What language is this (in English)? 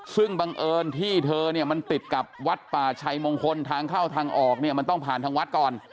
Thai